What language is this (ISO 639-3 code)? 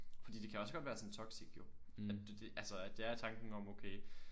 dan